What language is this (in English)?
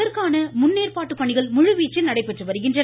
Tamil